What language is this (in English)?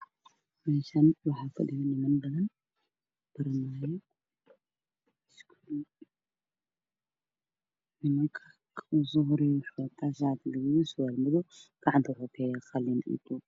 Somali